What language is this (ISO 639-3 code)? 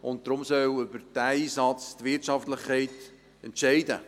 gsw